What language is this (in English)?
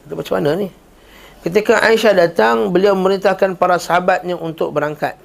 Malay